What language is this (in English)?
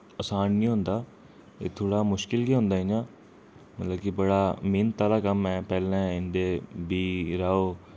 Dogri